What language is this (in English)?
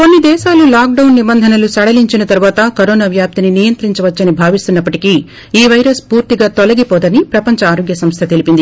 Telugu